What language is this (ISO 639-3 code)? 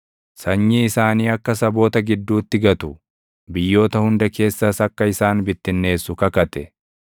orm